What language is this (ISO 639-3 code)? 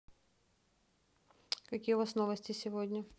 rus